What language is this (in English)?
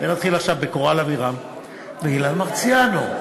Hebrew